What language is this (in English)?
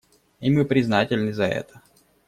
Russian